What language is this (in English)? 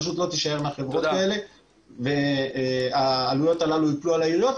Hebrew